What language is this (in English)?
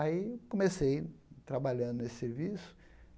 Portuguese